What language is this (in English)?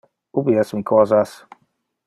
Interlingua